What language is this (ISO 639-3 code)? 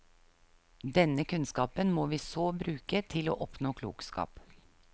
nor